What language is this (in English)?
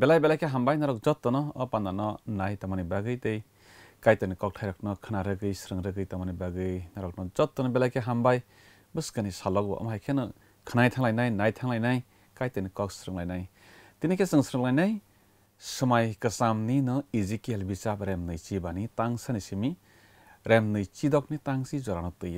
Bangla